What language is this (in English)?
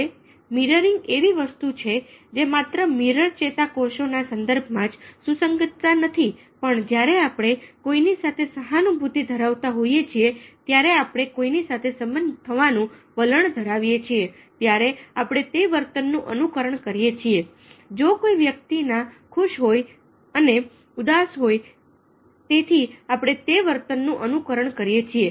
Gujarati